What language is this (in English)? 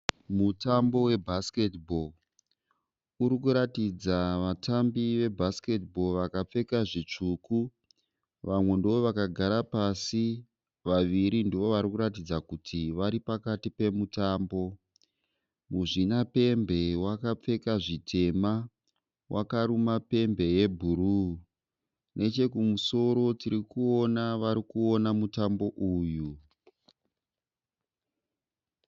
Shona